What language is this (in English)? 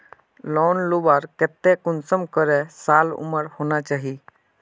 Magahi